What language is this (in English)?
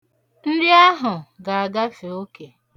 Igbo